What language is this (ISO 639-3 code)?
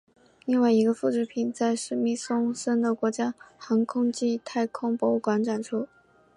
zho